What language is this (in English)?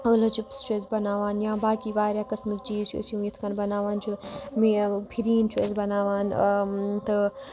Kashmiri